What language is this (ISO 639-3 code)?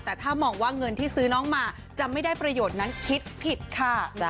tha